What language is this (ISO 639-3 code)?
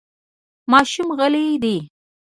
pus